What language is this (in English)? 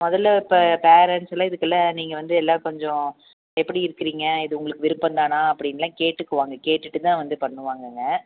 Tamil